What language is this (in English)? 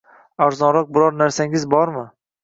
Uzbek